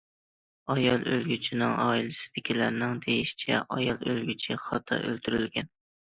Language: Uyghur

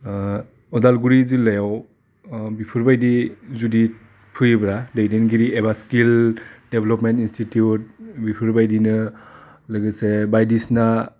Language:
Bodo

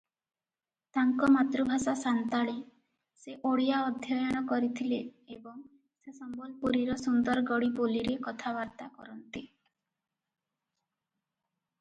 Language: Odia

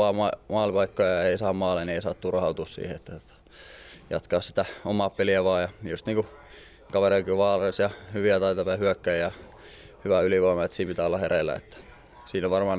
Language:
Finnish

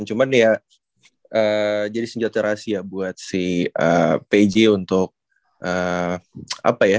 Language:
Indonesian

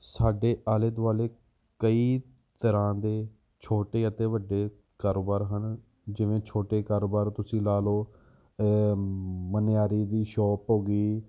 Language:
Punjabi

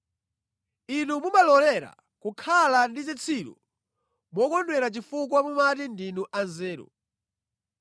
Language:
Nyanja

